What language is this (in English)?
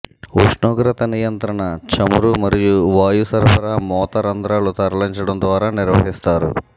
Telugu